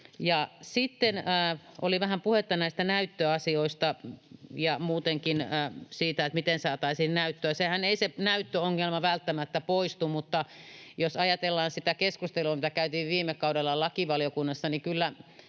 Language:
Finnish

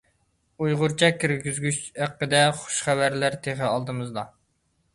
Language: Uyghur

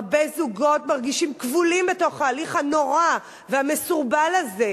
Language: Hebrew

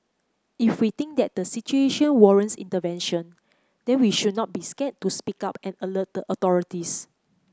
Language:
English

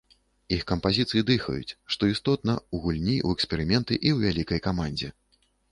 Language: Belarusian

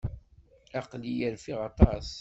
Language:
Kabyle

